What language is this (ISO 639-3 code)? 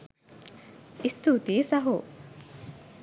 sin